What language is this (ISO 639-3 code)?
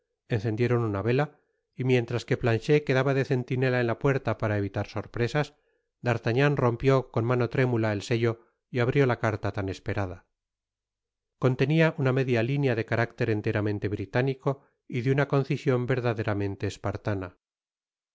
spa